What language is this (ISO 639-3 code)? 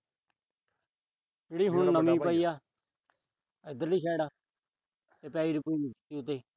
pan